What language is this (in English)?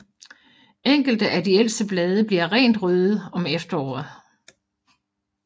Danish